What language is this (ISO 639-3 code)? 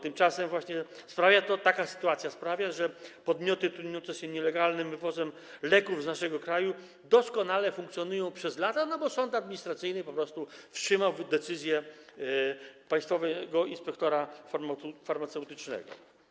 pol